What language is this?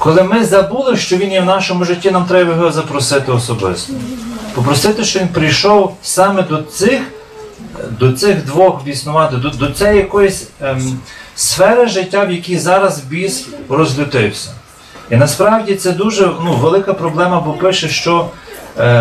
Ukrainian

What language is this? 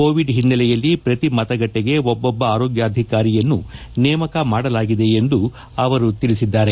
Kannada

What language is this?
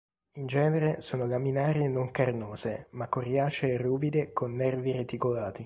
Italian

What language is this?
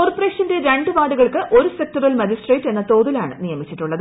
Malayalam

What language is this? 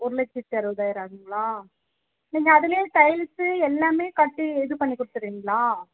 Tamil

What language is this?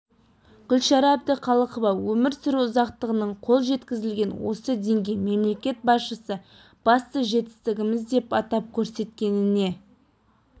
Kazakh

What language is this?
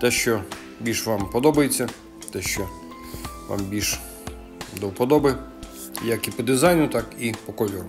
Ukrainian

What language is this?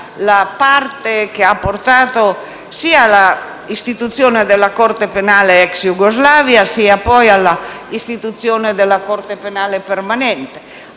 Italian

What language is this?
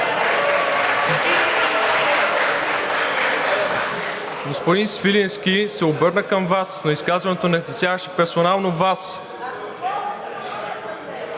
Bulgarian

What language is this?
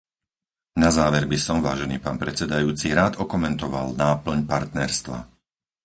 Slovak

